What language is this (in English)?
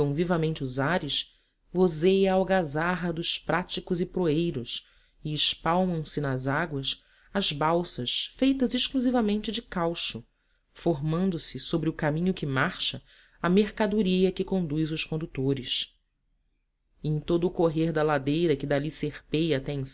Portuguese